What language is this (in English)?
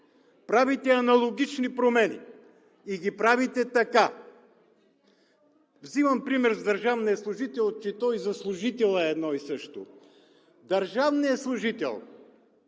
Bulgarian